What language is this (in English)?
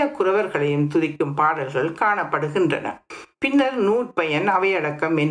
Tamil